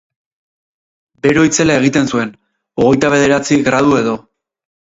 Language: Basque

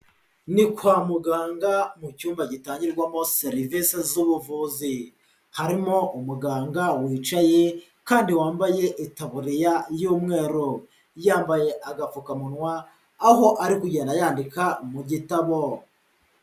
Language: Kinyarwanda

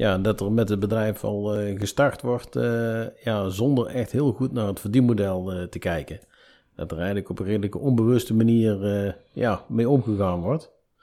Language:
Dutch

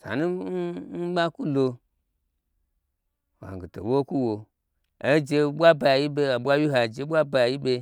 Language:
Gbagyi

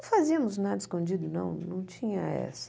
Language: Portuguese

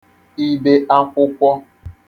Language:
Igbo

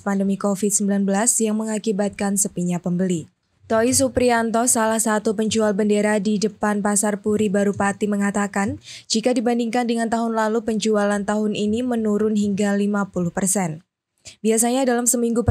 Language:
Indonesian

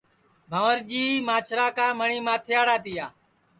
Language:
Sansi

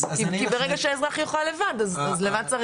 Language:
Hebrew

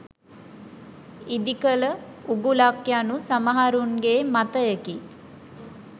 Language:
Sinhala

